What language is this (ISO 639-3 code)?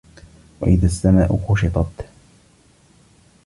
ara